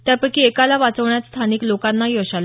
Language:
Marathi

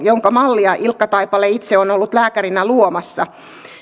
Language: Finnish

